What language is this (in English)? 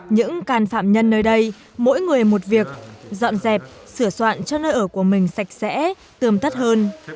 Vietnamese